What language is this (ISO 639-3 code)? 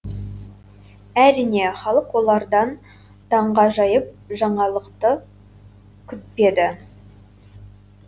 kaz